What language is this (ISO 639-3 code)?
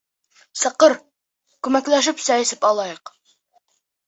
bak